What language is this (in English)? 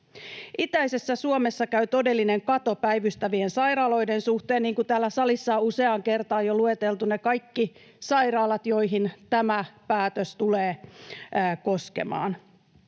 Finnish